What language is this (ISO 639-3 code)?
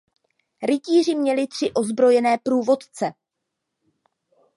ces